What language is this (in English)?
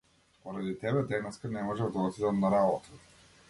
Macedonian